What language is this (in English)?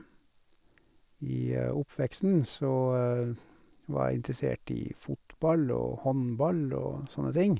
Norwegian